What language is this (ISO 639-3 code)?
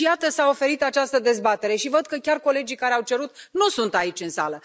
ron